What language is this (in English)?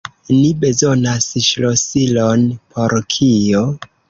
Esperanto